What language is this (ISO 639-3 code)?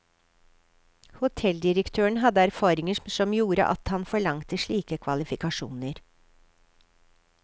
nor